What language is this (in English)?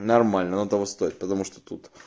Russian